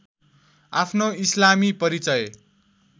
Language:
Nepali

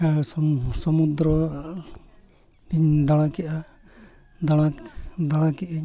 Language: Santali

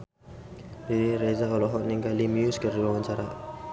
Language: Sundanese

